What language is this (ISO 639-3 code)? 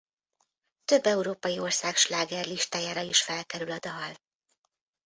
hun